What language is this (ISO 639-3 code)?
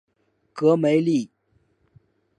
zho